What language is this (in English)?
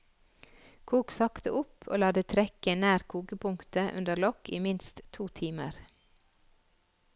Norwegian